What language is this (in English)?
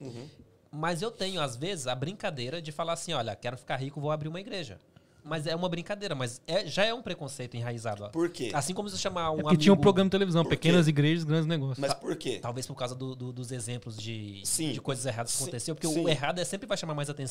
Portuguese